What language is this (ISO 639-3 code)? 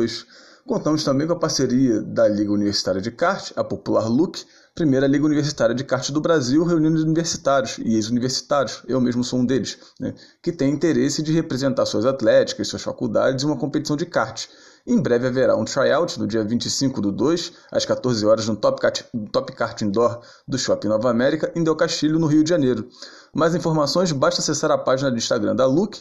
por